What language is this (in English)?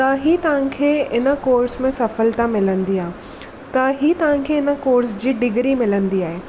Sindhi